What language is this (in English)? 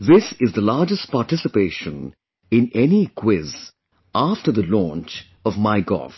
English